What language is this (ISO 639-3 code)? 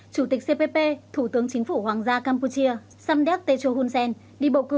vie